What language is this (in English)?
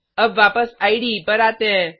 Hindi